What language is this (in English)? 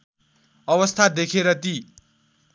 Nepali